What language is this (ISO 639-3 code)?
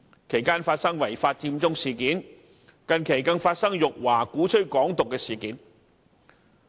yue